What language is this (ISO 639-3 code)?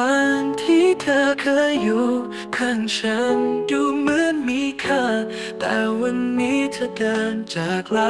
tha